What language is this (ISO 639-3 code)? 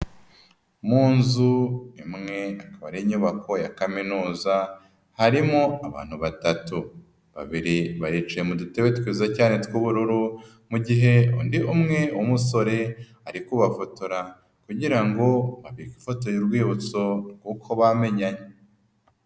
kin